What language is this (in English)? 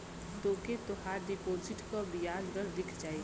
Bhojpuri